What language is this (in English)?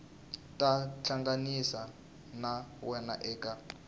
Tsonga